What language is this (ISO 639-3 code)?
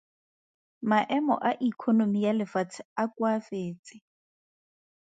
tsn